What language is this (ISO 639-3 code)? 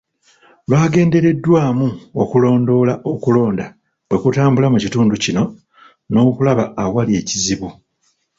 lug